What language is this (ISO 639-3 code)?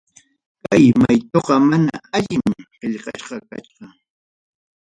quy